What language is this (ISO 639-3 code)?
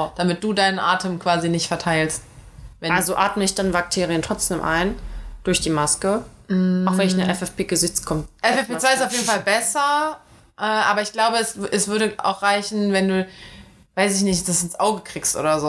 deu